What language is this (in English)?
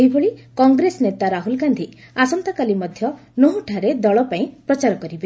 Odia